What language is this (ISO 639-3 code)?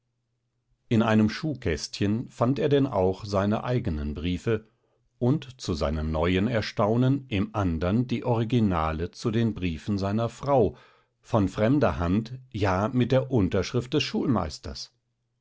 deu